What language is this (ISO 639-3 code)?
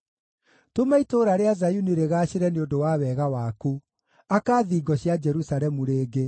kik